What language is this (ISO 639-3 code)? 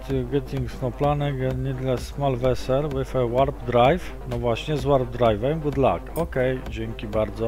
pol